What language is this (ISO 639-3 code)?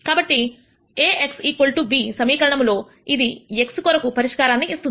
tel